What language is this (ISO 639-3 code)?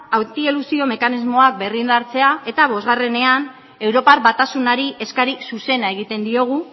eus